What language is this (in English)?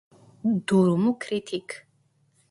Turkish